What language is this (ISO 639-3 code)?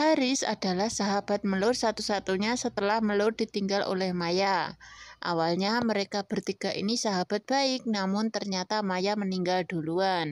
ind